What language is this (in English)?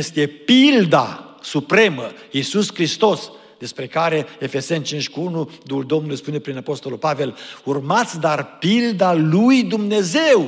Romanian